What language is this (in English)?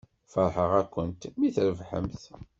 Kabyle